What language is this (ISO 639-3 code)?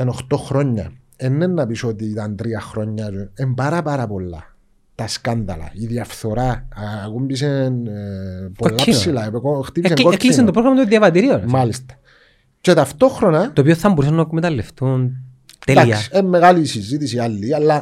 ell